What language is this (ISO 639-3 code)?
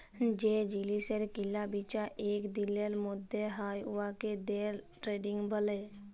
ben